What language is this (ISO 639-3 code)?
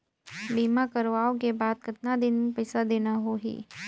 hne